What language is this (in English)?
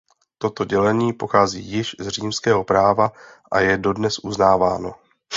Czech